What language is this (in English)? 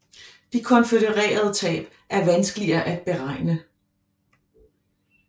Danish